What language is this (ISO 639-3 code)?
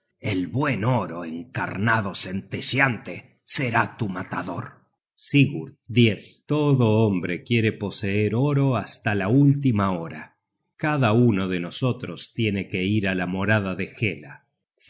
spa